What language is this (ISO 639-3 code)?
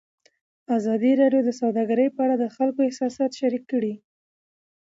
pus